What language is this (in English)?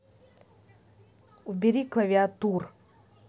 Russian